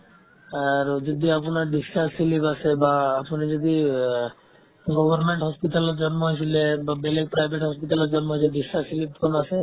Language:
Assamese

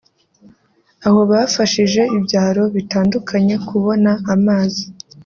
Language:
Kinyarwanda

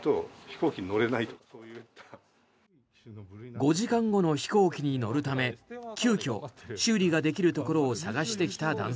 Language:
Japanese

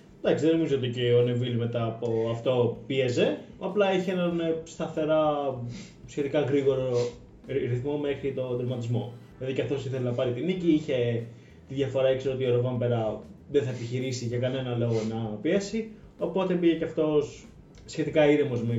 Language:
Greek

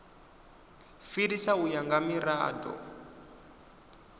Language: Venda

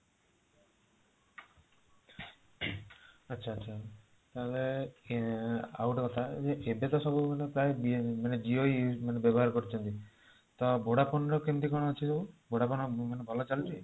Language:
Odia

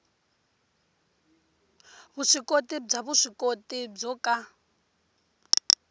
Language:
Tsonga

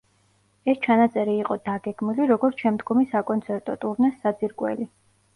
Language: Georgian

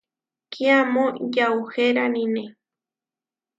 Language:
Huarijio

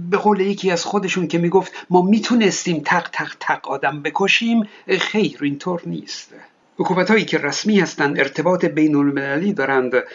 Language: Persian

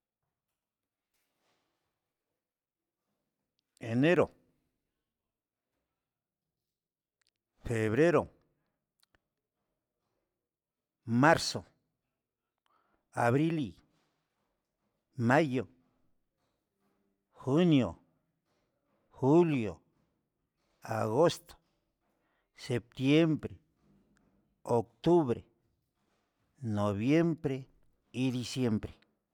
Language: Huitepec Mixtec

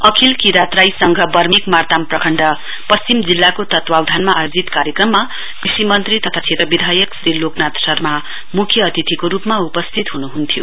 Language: Nepali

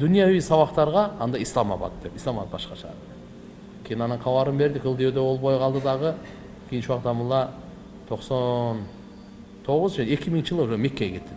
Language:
Turkish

